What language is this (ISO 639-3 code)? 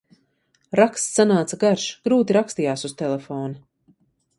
lav